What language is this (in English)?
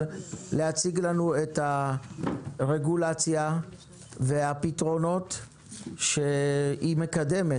Hebrew